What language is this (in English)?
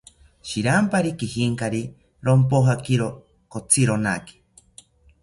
South Ucayali Ashéninka